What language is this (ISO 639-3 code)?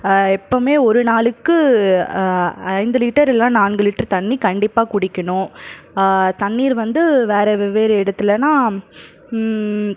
tam